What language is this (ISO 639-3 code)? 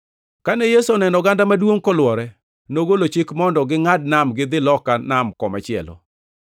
luo